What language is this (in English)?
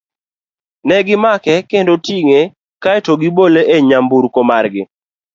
Luo (Kenya and Tanzania)